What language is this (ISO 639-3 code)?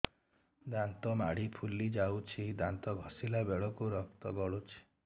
ori